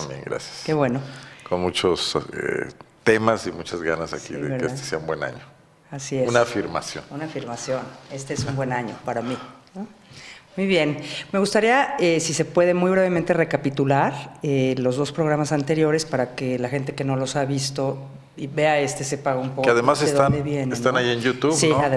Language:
Spanish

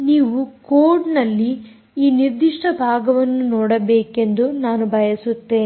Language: Kannada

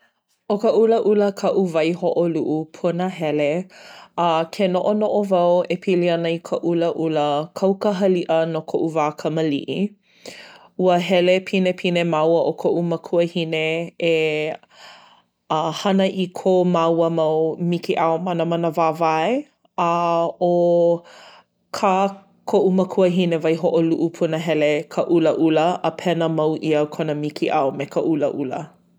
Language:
Hawaiian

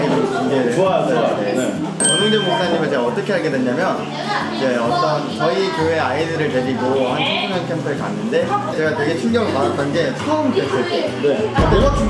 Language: Korean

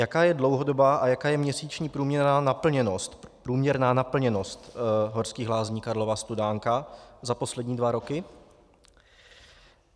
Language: Czech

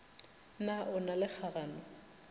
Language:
Northern Sotho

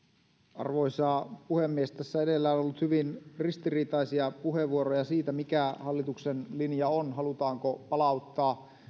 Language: Finnish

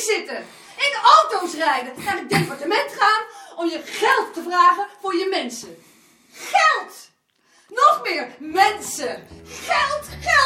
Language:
Dutch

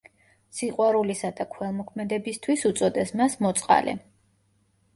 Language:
Georgian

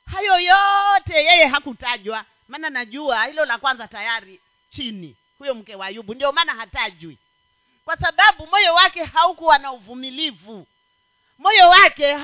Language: Swahili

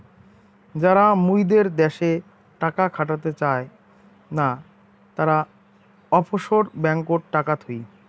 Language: Bangla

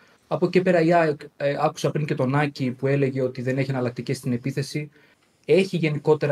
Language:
Greek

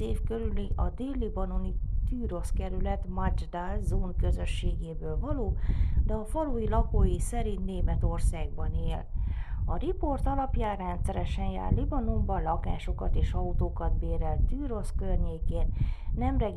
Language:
Hungarian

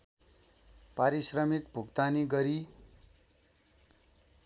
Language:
Nepali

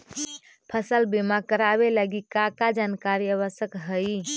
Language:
Magahi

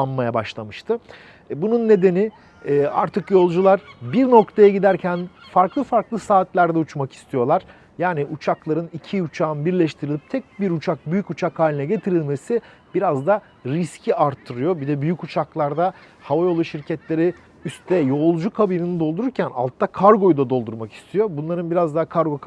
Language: Turkish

